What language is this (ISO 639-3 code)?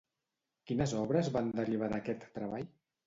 cat